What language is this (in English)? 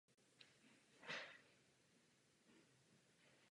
Czech